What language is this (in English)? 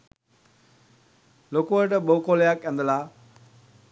Sinhala